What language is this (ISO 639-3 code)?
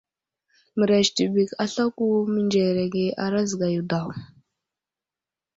udl